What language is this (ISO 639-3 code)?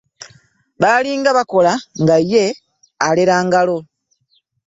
lug